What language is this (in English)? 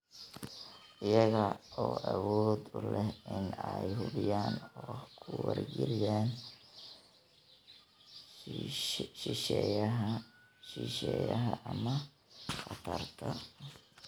Somali